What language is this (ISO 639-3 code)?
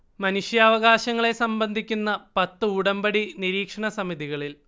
mal